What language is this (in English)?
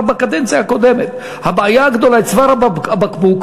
Hebrew